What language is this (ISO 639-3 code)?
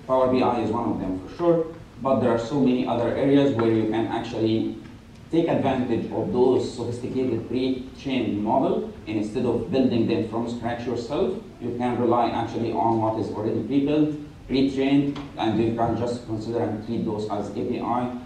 eng